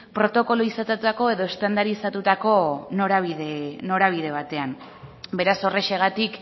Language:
Basque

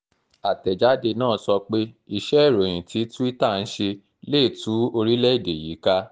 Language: Yoruba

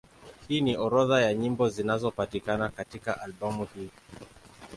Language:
Swahili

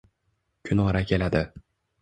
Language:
Uzbek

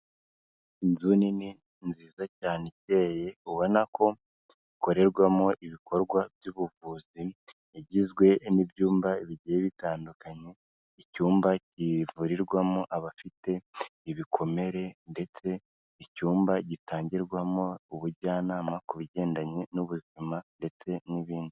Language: Kinyarwanda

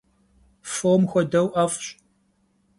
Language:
Kabardian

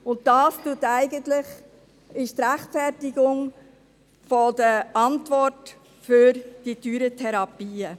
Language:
Swiss German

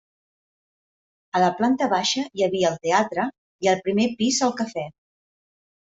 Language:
Catalan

